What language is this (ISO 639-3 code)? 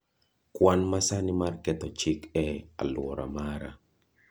luo